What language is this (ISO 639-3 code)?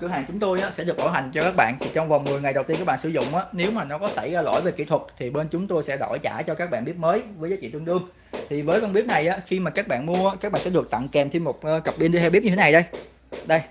vie